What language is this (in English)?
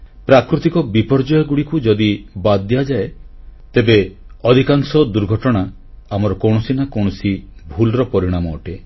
Odia